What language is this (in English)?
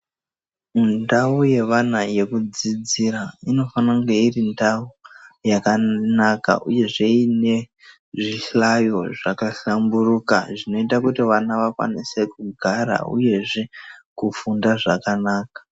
Ndau